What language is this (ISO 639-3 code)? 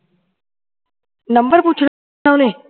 pan